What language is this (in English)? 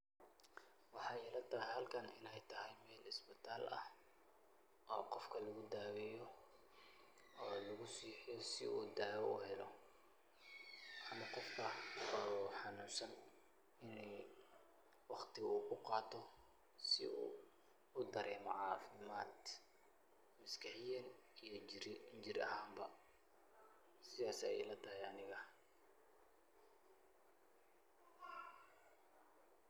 Somali